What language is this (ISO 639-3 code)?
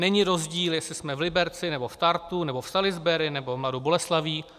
ces